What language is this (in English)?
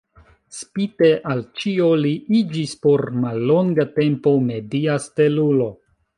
Esperanto